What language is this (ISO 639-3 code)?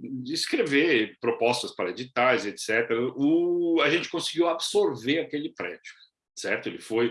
por